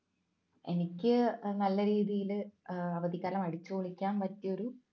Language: Malayalam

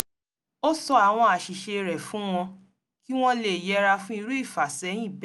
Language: Yoruba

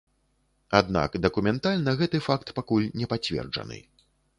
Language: Belarusian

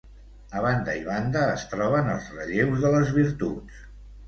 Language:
Catalan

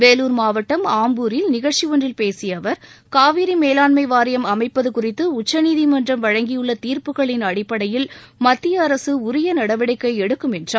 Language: Tamil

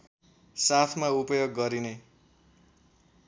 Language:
Nepali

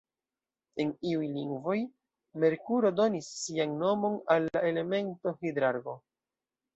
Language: Esperanto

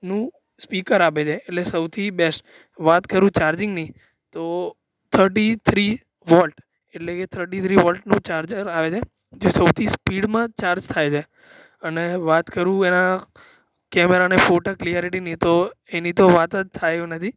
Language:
Gujarati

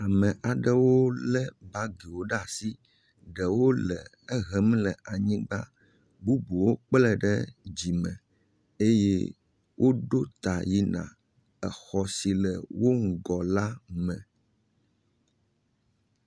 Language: Ewe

